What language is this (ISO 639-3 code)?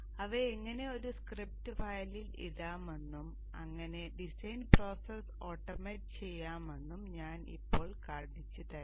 mal